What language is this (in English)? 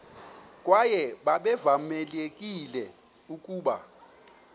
Xhosa